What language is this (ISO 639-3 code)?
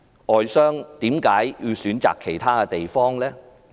yue